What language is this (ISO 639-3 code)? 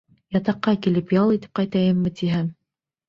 bak